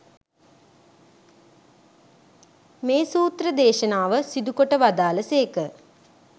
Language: Sinhala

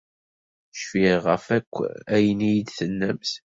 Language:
Kabyle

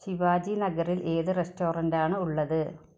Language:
Malayalam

